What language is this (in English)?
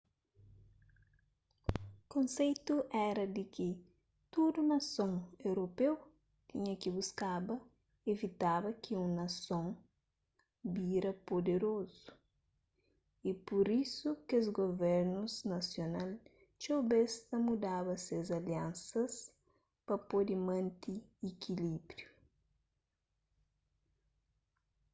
Kabuverdianu